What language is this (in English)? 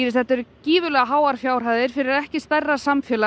Icelandic